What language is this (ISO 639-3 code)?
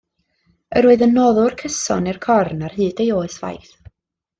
cym